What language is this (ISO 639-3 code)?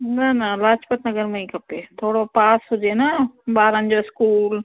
snd